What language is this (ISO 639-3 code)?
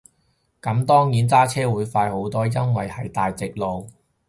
yue